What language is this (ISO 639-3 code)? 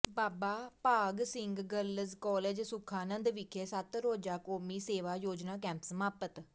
pan